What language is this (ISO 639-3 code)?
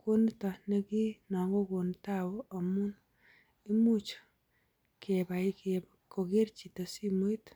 kln